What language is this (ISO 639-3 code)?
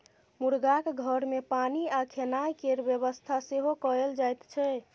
mai